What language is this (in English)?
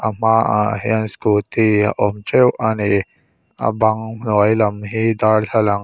Mizo